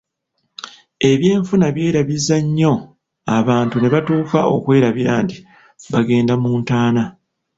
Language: Ganda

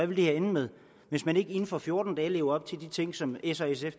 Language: Danish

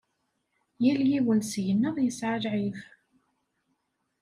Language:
Kabyle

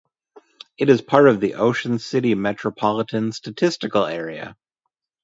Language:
English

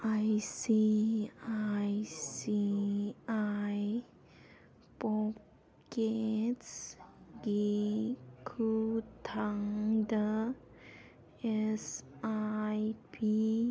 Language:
Manipuri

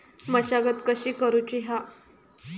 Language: Marathi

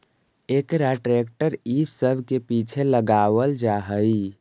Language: Magahi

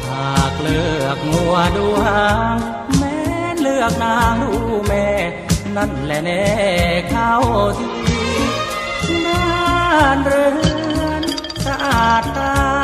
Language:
Thai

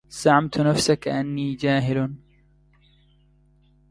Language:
Arabic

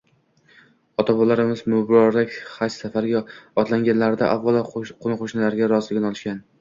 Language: Uzbek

